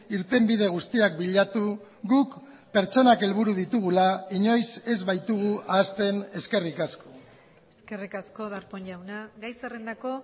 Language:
Basque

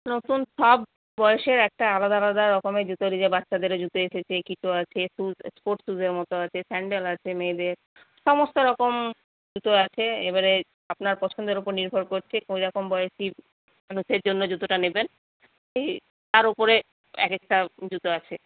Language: Bangla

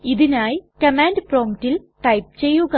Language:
Malayalam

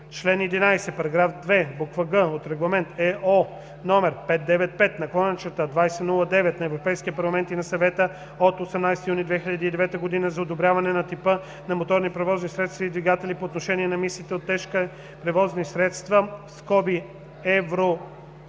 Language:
Bulgarian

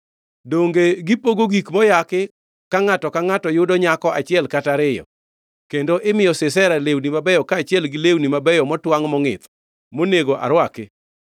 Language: Luo (Kenya and Tanzania)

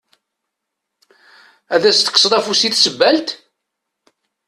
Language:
Kabyle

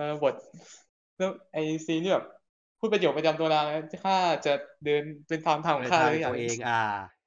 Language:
Thai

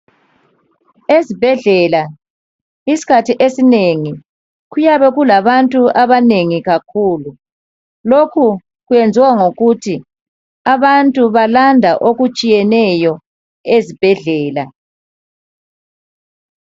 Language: North Ndebele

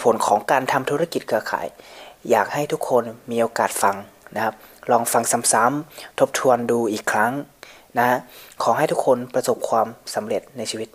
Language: Thai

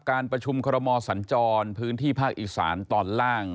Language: Thai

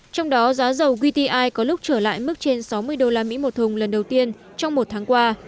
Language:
Vietnamese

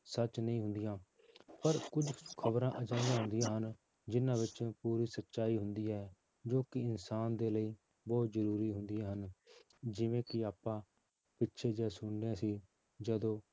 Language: Punjabi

